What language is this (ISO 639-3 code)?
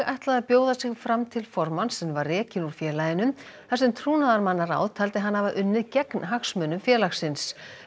isl